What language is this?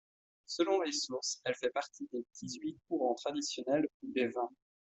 French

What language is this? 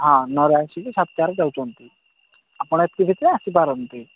Odia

